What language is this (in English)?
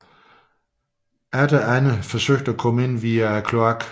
Danish